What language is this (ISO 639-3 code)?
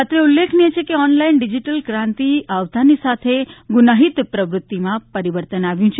guj